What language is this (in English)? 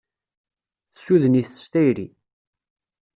Kabyle